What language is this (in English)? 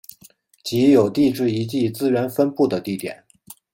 Chinese